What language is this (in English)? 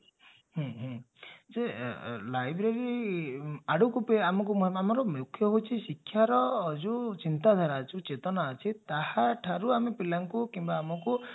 Odia